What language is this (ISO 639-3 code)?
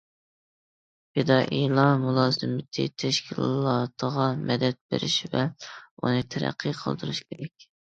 uig